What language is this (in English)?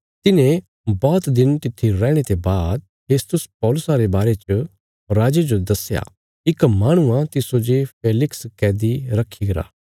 Bilaspuri